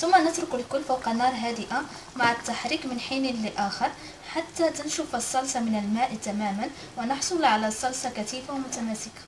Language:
Arabic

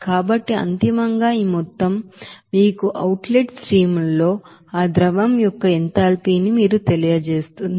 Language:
Telugu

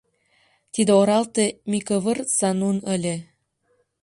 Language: Mari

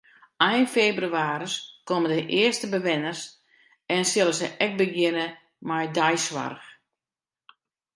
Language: Western Frisian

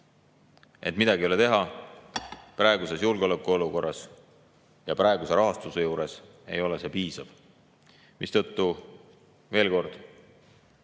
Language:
Estonian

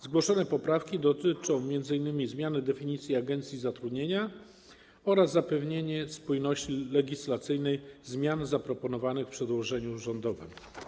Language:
Polish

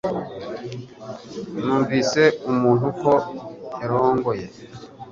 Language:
Kinyarwanda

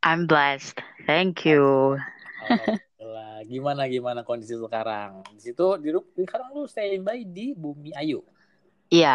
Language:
Indonesian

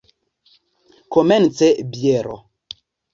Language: Esperanto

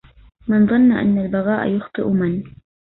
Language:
Arabic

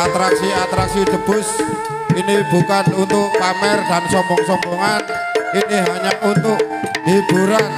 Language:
Indonesian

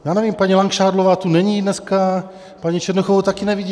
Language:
Czech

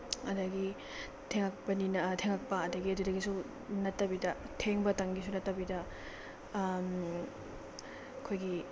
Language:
Manipuri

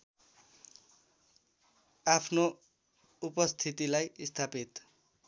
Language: Nepali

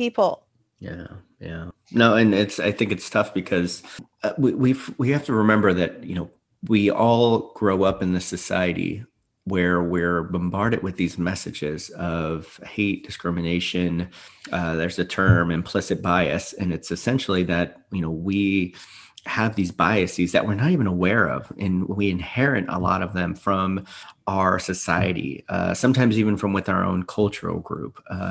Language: English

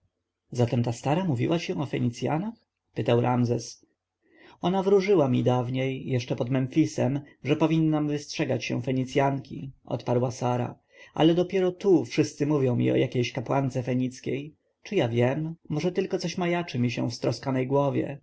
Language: Polish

